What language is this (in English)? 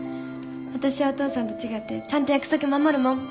Japanese